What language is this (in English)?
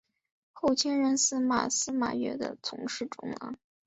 Chinese